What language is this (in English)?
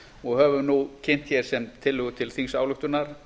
Icelandic